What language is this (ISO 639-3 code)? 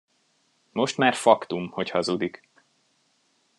hun